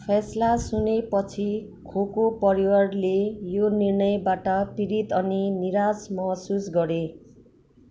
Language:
Nepali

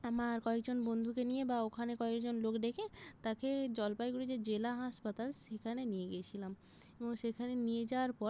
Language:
Bangla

